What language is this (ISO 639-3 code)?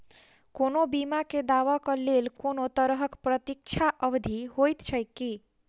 mai